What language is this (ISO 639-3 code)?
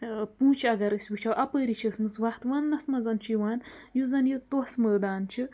kas